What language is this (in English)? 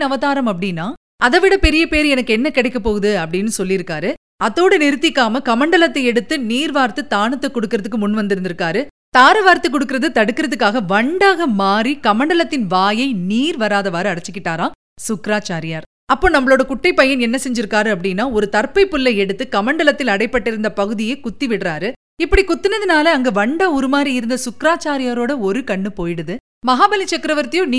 Tamil